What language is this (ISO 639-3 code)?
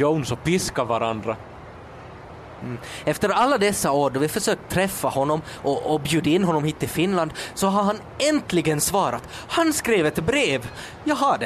swe